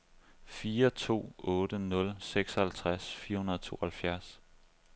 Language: Danish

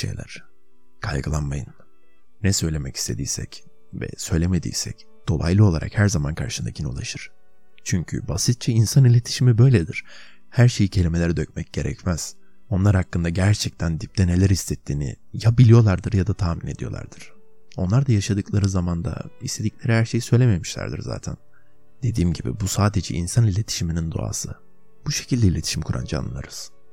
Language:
Turkish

